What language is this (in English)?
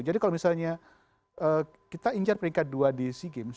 Indonesian